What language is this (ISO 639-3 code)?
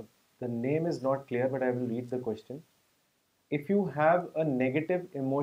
urd